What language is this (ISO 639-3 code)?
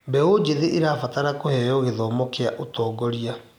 kik